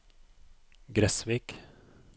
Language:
Norwegian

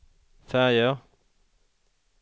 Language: Swedish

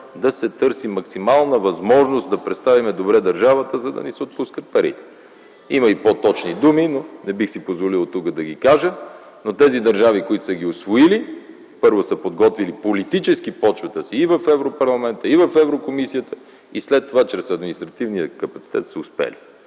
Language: Bulgarian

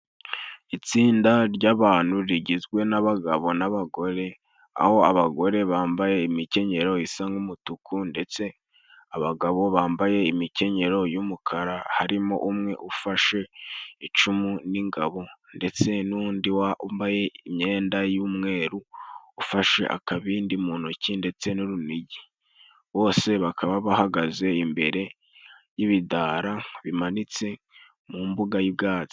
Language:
Kinyarwanda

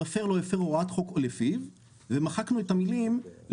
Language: Hebrew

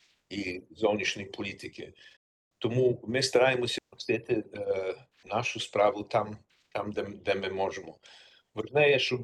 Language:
Ukrainian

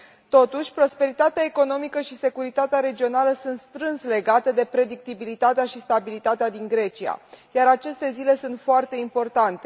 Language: Romanian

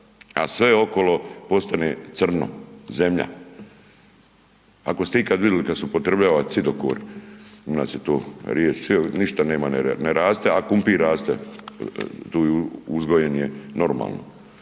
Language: Croatian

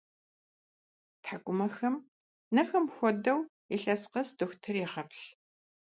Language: Kabardian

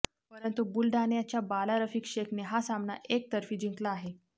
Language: Marathi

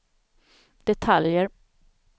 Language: Swedish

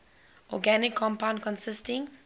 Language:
English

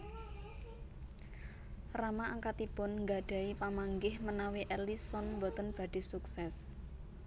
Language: Javanese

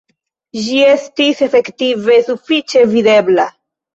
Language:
Esperanto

